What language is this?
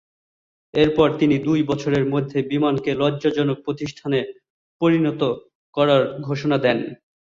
Bangla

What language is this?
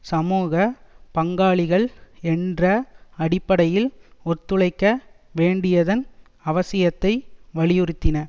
Tamil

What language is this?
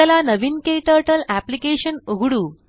Marathi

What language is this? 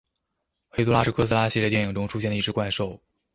Chinese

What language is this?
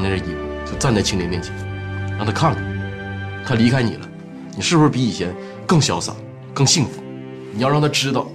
Chinese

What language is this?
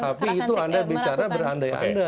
Indonesian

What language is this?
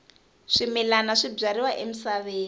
Tsonga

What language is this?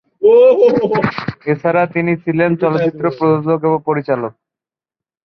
Bangla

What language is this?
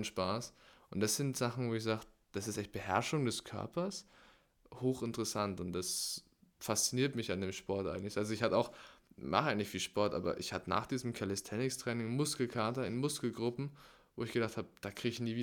German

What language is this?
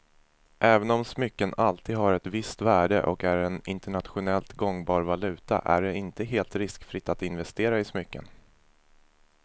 Swedish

